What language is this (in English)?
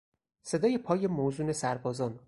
Persian